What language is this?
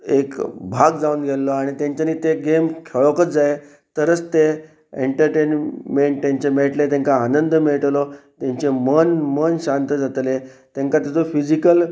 Konkani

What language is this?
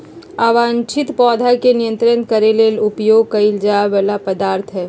Magahi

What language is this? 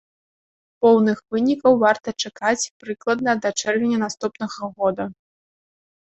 Belarusian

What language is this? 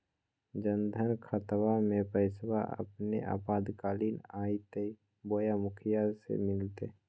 Magahi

